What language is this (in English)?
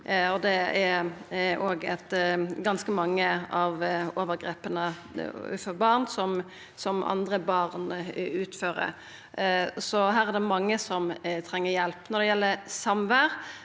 Norwegian